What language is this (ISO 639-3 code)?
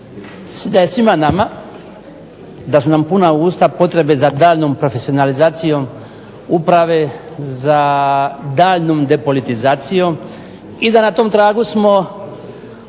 hrv